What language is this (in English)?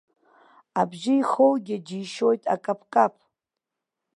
Abkhazian